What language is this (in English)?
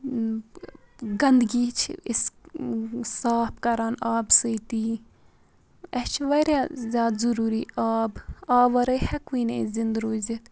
Kashmiri